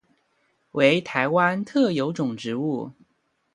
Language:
Chinese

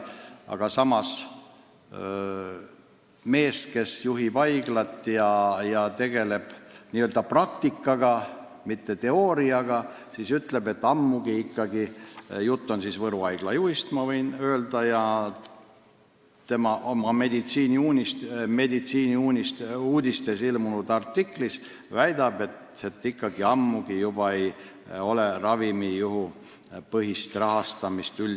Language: Estonian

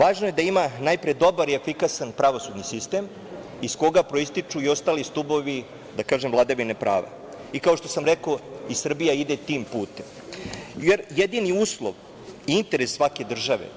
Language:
Serbian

